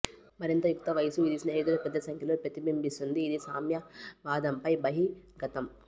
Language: Telugu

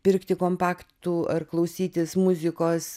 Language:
Lithuanian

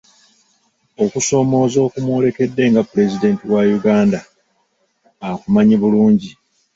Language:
Ganda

